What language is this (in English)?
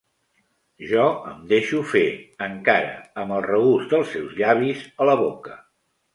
Catalan